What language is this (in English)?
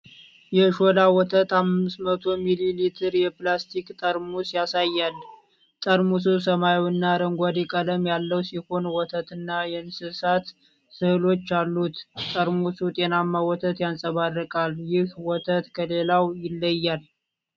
Amharic